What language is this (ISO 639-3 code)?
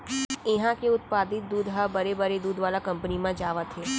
hne